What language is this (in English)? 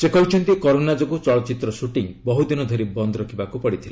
Odia